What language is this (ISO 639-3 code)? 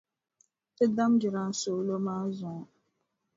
dag